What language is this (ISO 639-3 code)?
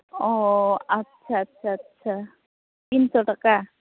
sat